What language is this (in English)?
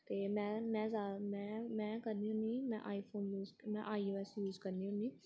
Dogri